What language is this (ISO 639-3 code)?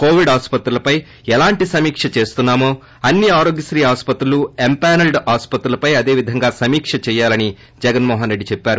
tel